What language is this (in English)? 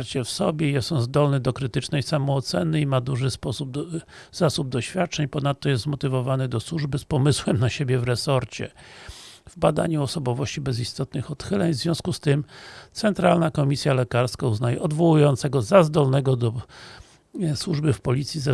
Polish